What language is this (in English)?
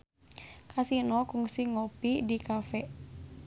Sundanese